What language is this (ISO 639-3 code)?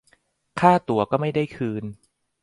tha